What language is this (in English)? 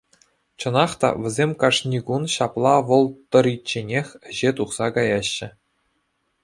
Chuvash